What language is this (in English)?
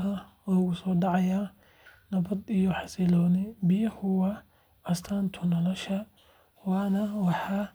Somali